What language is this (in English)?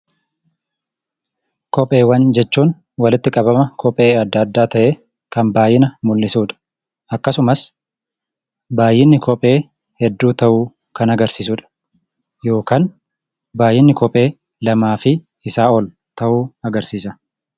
Oromo